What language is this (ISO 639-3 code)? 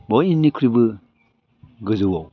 brx